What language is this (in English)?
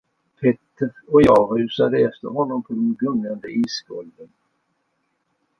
Swedish